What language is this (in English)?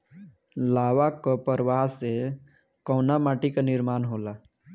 Bhojpuri